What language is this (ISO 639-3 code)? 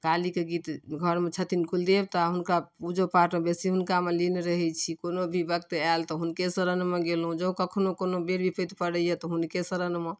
mai